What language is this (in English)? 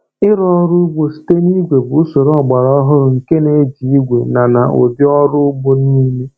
Igbo